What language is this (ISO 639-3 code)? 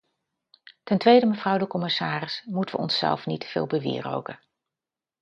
nld